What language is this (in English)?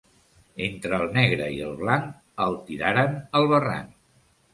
Catalan